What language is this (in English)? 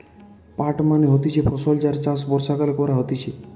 Bangla